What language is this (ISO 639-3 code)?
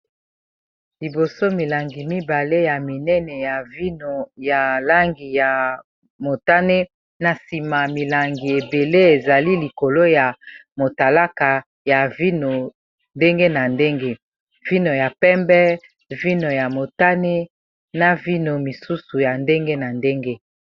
lin